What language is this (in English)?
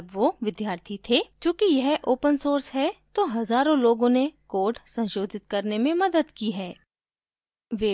Hindi